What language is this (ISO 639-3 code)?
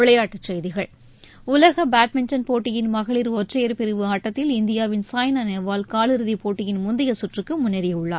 tam